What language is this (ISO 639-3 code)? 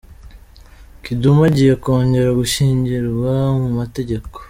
kin